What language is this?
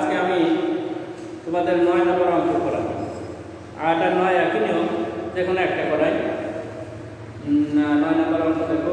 Indonesian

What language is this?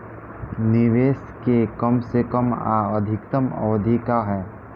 Bhojpuri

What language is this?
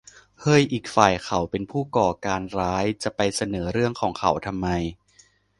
Thai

